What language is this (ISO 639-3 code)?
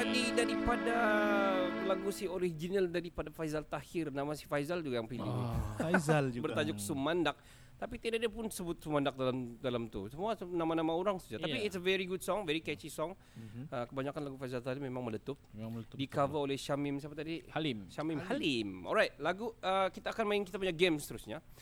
msa